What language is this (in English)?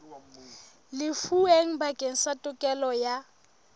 Southern Sotho